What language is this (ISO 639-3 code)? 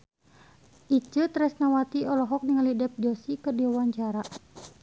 sun